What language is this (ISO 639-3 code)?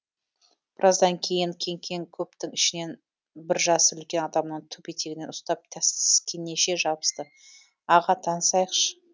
kaz